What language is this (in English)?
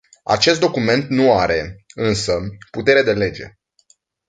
Romanian